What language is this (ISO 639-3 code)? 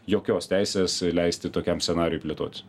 lit